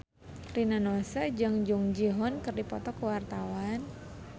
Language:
Sundanese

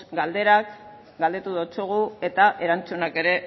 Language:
Basque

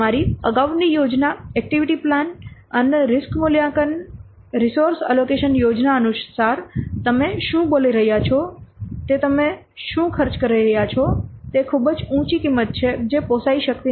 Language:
Gujarati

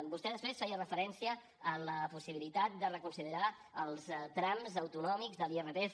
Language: Catalan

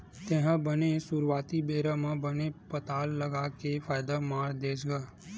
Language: Chhattisgarhi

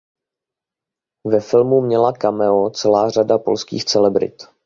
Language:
Czech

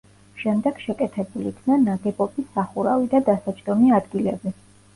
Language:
Georgian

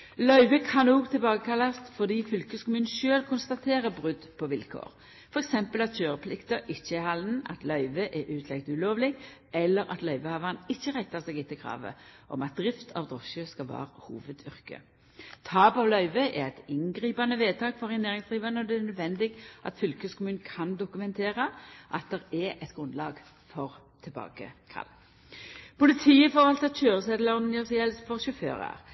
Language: Norwegian Nynorsk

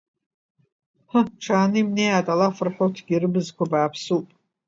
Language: Abkhazian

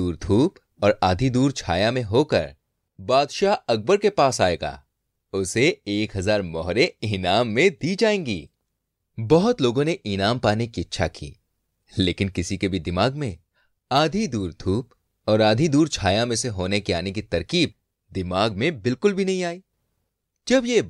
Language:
Hindi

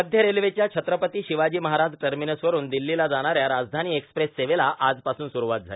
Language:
Marathi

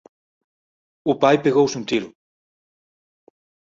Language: Galician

